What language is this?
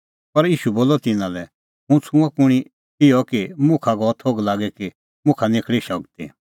Kullu Pahari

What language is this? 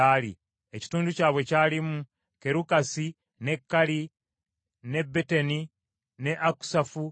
Ganda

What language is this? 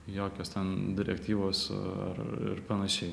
Lithuanian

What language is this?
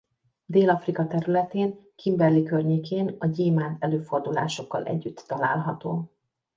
Hungarian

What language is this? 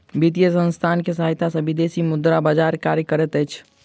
Maithili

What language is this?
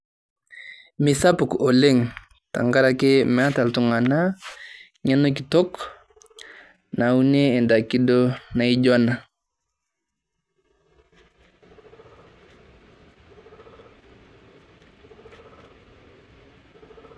Masai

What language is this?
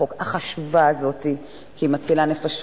Hebrew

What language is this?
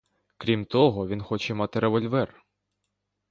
Ukrainian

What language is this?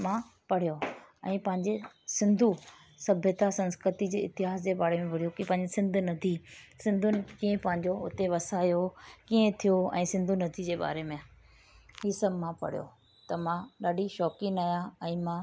Sindhi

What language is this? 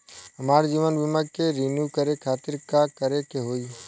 Bhojpuri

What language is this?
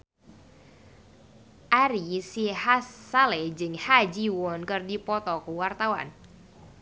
Sundanese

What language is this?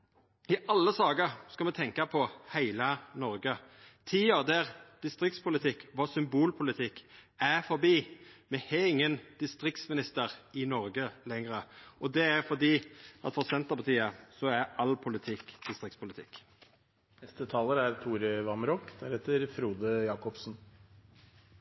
Norwegian Nynorsk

